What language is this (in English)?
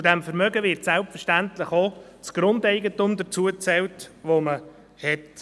Swiss German